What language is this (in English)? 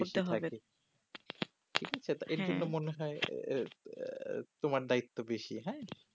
Bangla